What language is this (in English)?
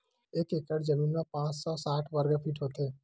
Chhattisgarhi